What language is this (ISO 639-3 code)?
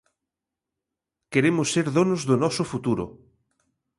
glg